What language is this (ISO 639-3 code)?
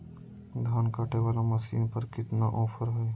mag